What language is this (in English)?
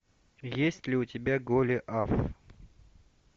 Russian